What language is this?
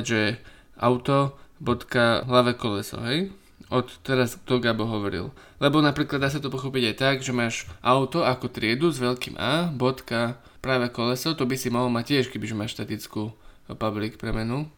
Slovak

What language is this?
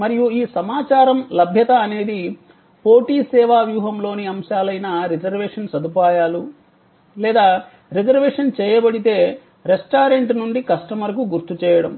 Telugu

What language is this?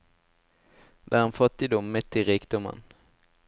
Norwegian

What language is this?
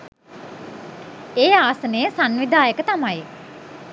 Sinhala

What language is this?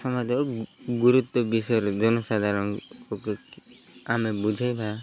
Odia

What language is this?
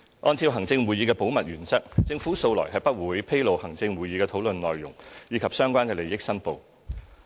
Cantonese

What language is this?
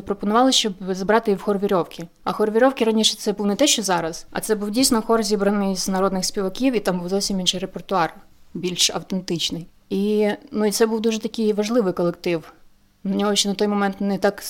Ukrainian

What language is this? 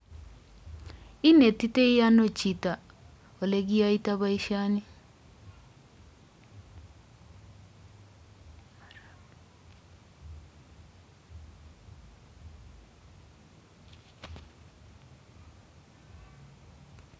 Kalenjin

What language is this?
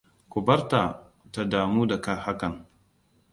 Hausa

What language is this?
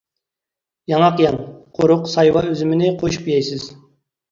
Uyghur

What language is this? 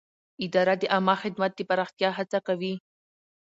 Pashto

